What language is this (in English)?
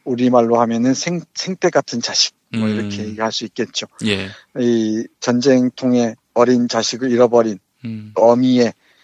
Korean